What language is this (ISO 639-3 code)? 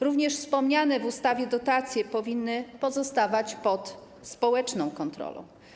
pol